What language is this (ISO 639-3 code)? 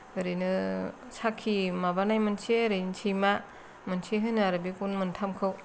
brx